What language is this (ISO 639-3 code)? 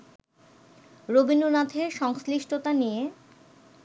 ben